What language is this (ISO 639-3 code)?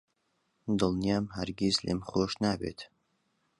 ckb